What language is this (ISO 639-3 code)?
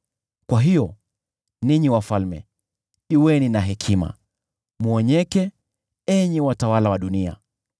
swa